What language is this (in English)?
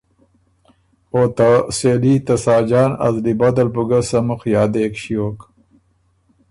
Ormuri